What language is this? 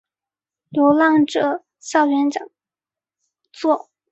Chinese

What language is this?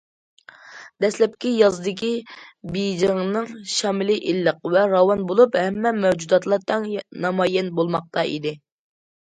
Uyghur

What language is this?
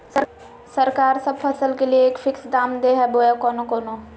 Magahi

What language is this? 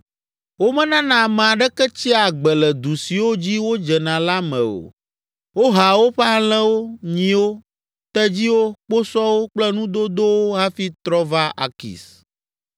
Ewe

